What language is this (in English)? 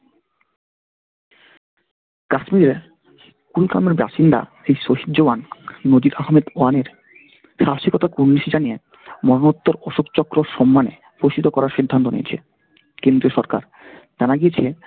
Bangla